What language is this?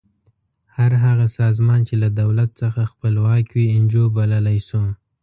Pashto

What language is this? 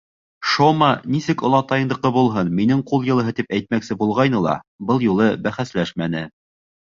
Bashkir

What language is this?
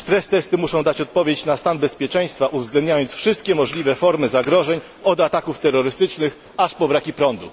Polish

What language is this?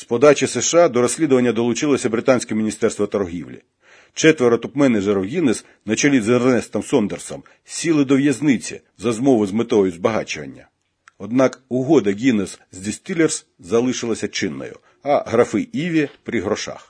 Ukrainian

